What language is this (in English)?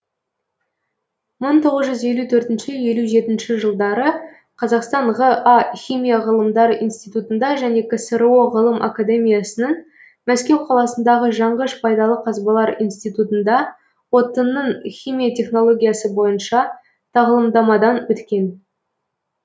Kazakh